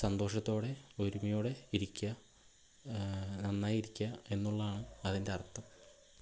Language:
Malayalam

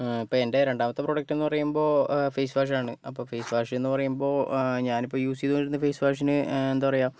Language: Malayalam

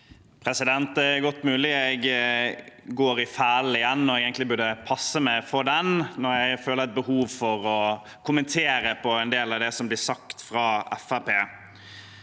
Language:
Norwegian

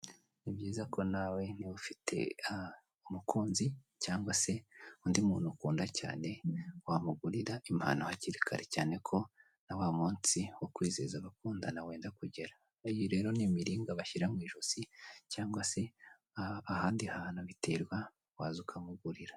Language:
Kinyarwanda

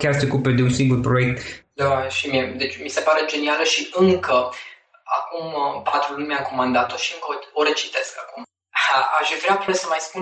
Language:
Romanian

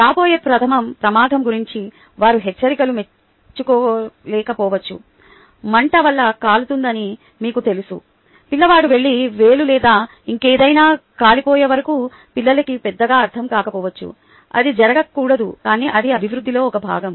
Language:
Telugu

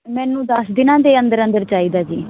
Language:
Punjabi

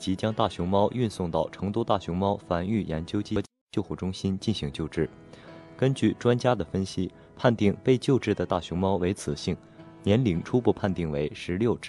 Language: Chinese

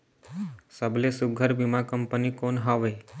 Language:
Chhattisgarhi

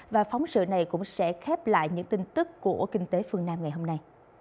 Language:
Vietnamese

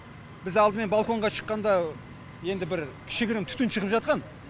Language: Kazakh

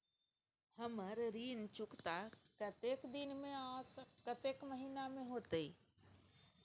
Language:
Maithili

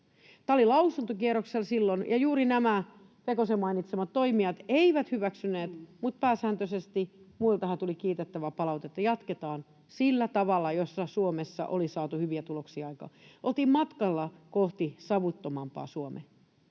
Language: Finnish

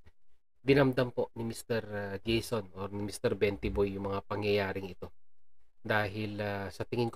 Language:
Filipino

